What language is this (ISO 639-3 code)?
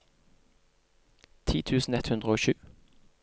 nor